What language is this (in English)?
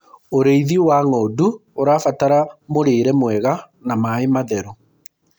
Kikuyu